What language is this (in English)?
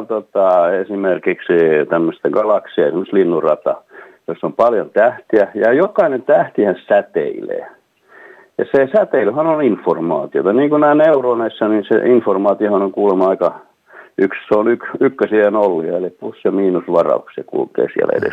Finnish